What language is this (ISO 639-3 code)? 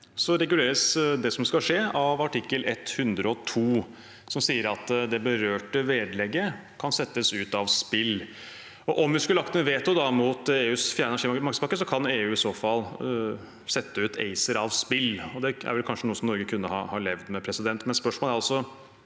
nor